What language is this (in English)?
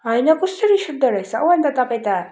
Nepali